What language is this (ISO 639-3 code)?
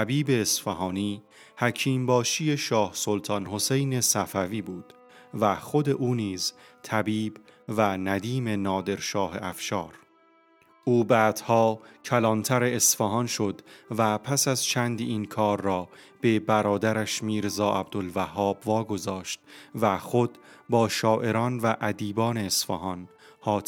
fas